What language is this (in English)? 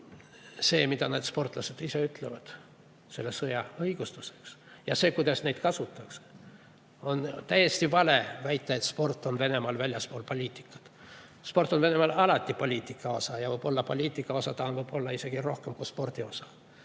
Estonian